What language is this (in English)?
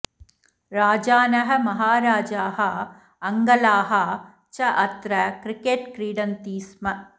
Sanskrit